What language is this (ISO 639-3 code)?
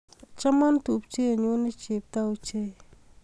kln